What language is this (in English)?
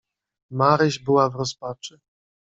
Polish